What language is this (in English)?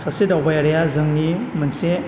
Bodo